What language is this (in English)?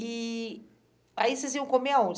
Portuguese